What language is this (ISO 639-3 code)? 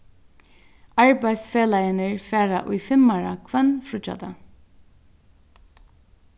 fao